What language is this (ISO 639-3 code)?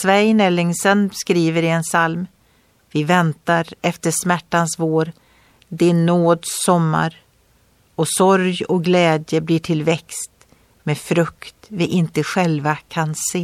swe